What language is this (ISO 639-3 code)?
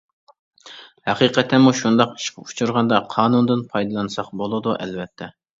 uig